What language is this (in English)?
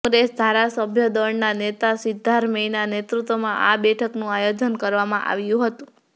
Gujarati